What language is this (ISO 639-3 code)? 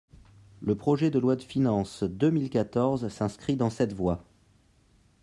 fra